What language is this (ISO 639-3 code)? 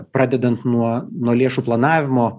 lit